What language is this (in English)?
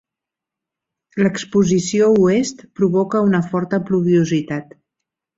Catalan